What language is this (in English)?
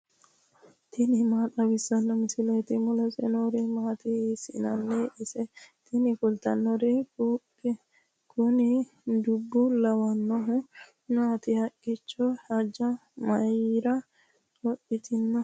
Sidamo